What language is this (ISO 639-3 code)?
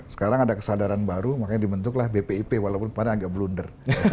ind